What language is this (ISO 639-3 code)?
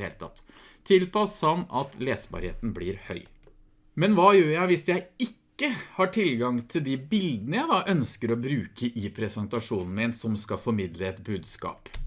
nor